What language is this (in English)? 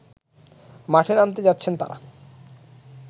Bangla